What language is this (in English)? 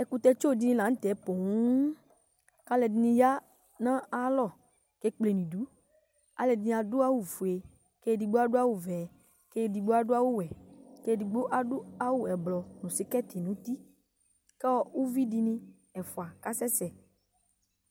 Ikposo